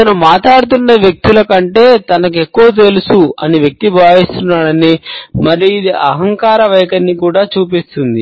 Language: Telugu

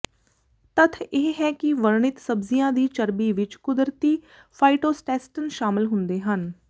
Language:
Punjabi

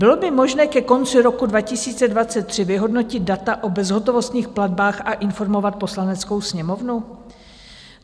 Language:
Czech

